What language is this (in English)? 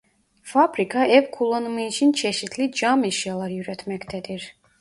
Turkish